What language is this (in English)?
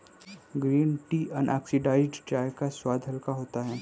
Hindi